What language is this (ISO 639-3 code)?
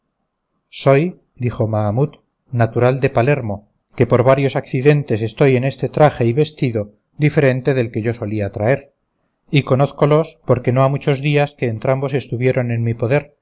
spa